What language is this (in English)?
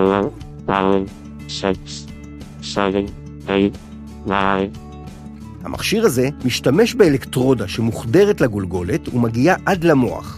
Hebrew